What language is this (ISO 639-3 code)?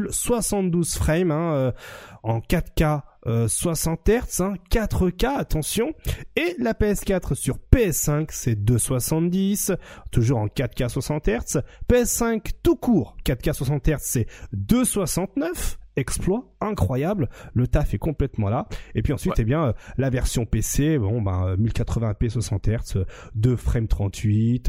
fra